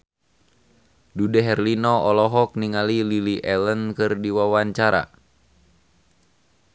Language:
Sundanese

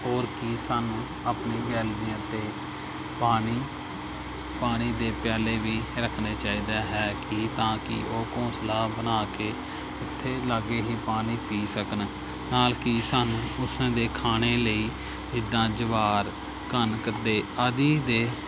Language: Punjabi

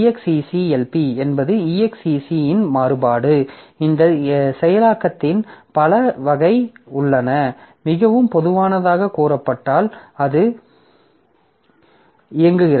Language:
Tamil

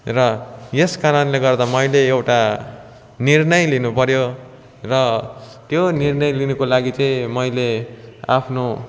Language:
Nepali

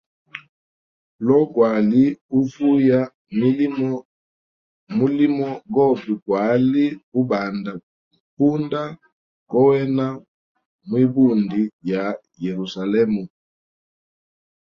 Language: Hemba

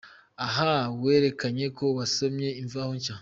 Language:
Kinyarwanda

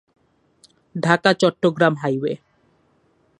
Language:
Bangla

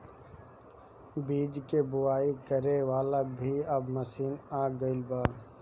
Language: Bhojpuri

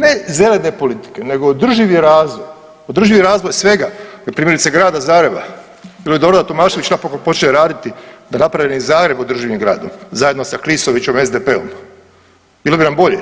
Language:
Croatian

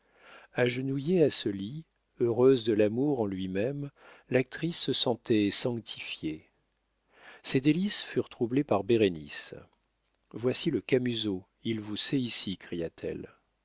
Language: French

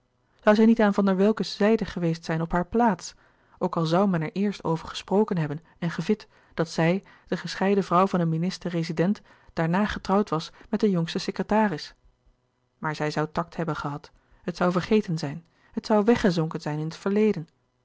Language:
Dutch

